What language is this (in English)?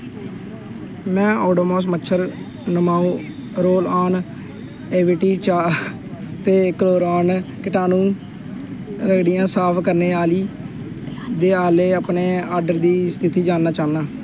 Dogri